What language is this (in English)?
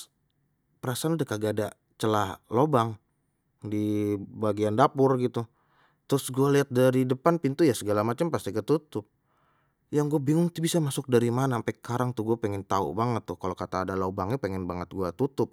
Betawi